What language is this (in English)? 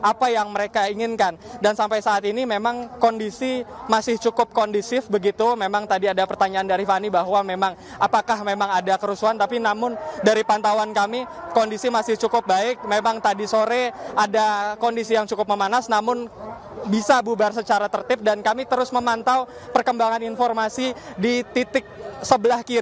Indonesian